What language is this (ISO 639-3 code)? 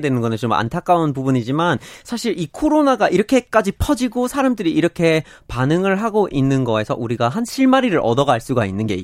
kor